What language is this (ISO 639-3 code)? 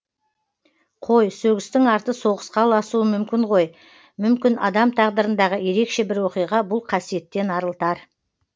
kaz